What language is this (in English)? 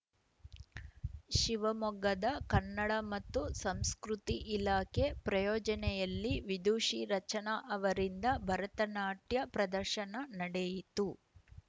Kannada